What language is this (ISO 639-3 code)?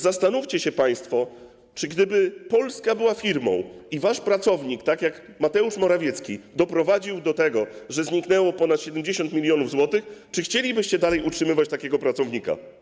pol